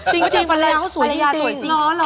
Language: Thai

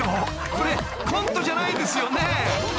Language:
Japanese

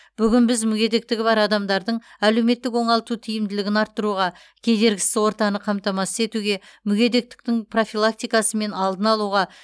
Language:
Kazakh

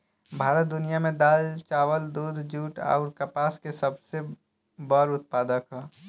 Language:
Bhojpuri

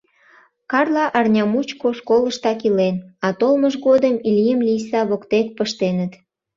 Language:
Mari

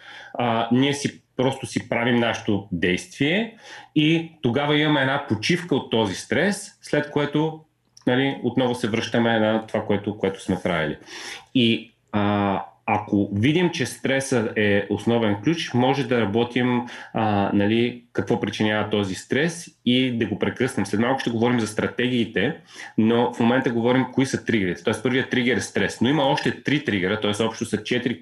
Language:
Bulgarian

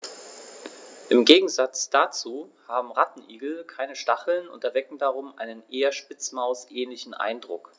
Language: German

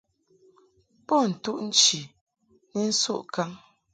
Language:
Mungaka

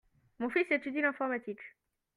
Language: French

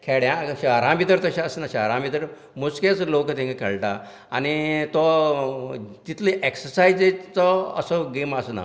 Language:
Konkani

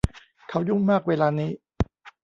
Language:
Thai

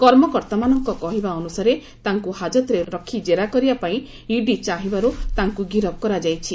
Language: Odia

